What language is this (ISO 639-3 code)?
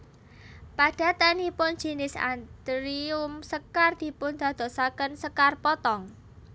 jav